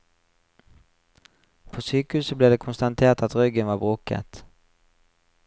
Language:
Norwegian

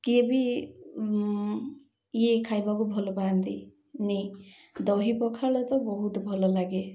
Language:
Odia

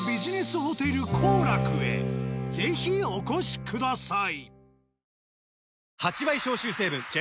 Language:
Japanese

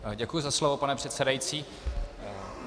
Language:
Czech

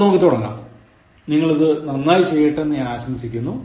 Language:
Malayalam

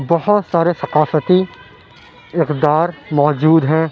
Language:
Urdu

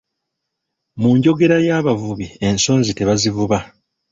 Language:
Ganda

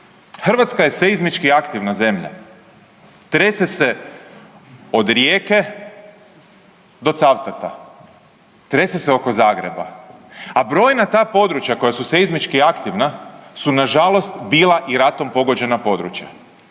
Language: Croatian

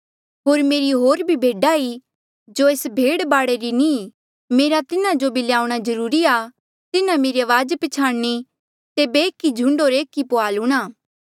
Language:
Mandeali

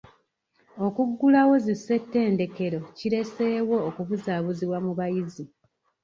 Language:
Ganda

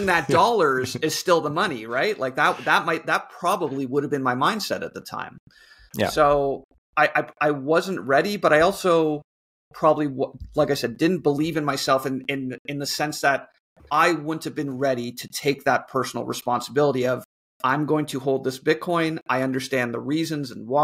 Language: English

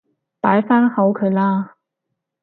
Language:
Cantonese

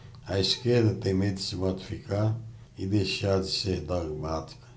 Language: Portuguese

